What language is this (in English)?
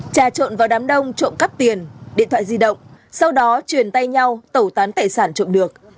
Vietnamese